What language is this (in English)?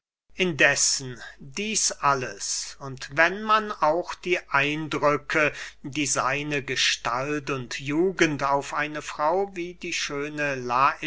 German